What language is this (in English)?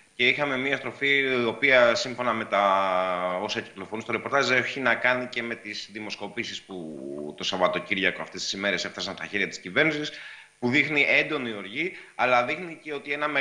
Greek